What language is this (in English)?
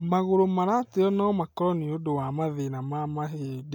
Kikuyu